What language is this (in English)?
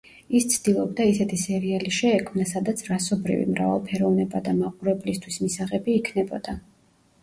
Georgian